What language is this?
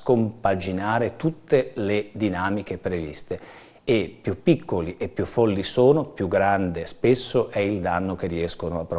Italian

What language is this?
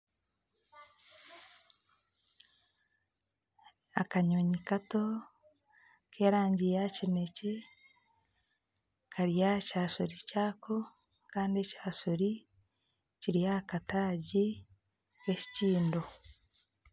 Nyankole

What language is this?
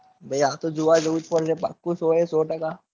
Gujarati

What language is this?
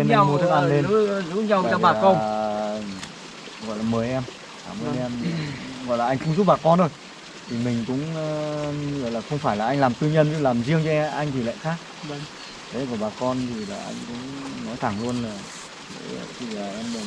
Vietnamese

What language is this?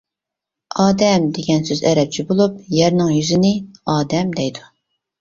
Uyghur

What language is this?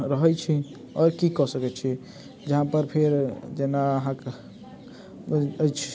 Maithili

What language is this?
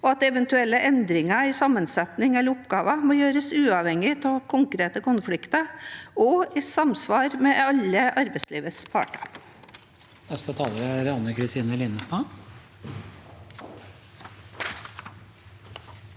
Norwegian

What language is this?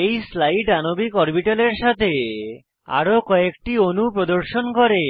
Bangla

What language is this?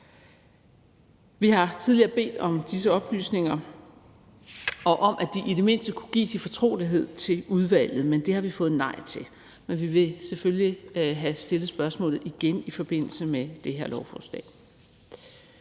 Danish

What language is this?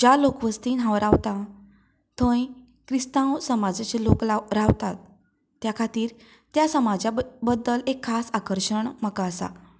Konkani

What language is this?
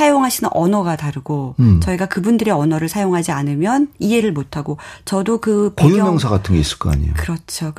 Korean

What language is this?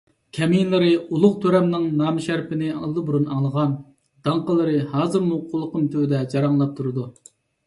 Uyghur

